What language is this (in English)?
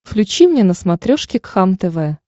Russian